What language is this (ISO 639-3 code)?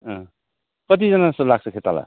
nep